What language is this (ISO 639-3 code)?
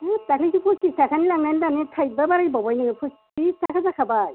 brx